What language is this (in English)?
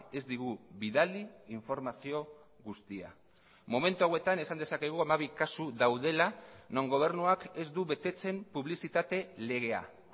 Basque